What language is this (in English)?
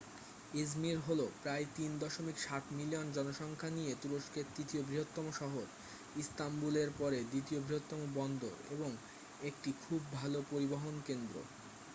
Bangla